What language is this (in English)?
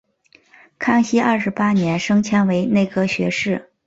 Chinese